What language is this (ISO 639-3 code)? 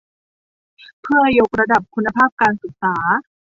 tha